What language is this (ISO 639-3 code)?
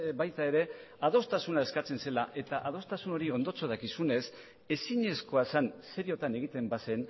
eus